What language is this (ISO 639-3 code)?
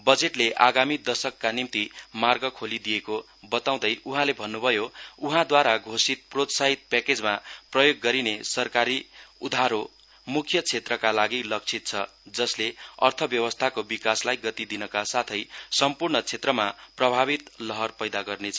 nep